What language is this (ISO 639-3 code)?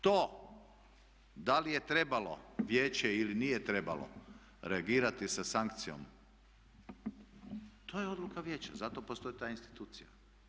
hrv